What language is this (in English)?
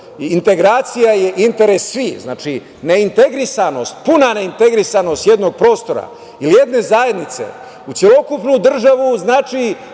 Serbian